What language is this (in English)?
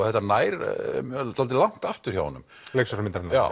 Icelandic